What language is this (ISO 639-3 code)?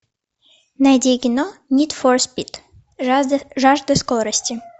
rus